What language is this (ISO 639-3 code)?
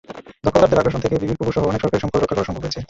ben